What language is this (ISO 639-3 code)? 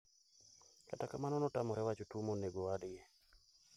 luo